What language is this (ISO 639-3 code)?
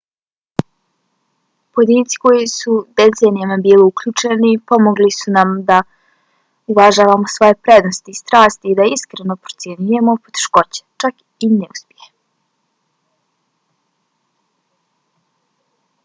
bos